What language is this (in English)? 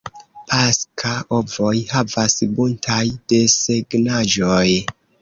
Esperanto